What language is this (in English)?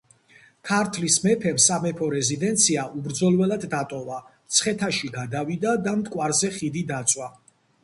Georgian